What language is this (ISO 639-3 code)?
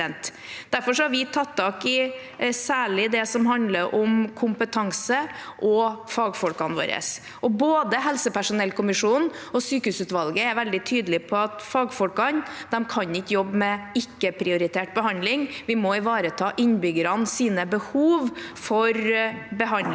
nor